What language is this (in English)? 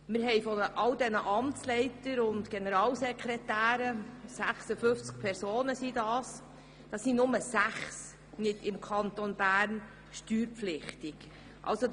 Swiss German